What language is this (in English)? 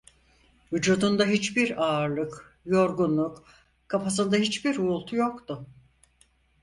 Turkish